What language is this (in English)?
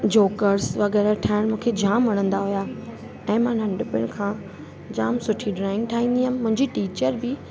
Sindhi